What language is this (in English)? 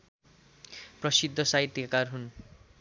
Nepali